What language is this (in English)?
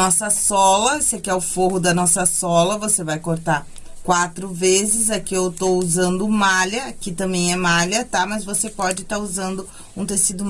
Portuguese